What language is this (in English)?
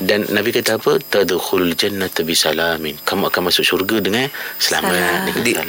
Malay